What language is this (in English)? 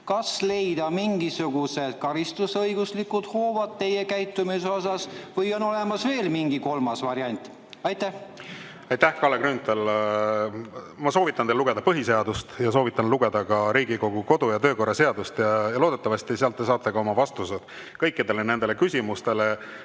Estonian